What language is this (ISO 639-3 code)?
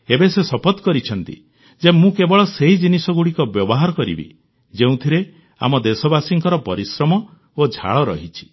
ori